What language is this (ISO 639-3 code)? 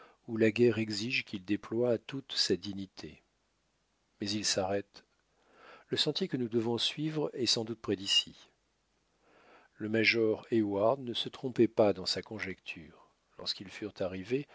fra